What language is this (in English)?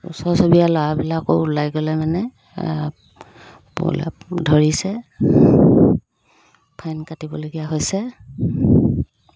Assamese